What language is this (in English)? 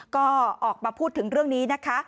Thai